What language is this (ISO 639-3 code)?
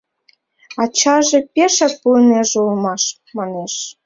chm